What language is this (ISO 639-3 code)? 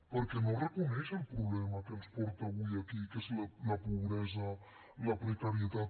cat